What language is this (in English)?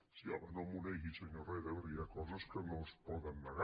Catalan